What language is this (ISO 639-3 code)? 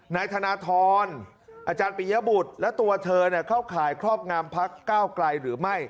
tha